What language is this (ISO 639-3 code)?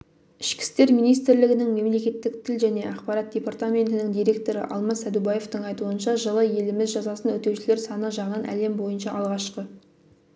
kaz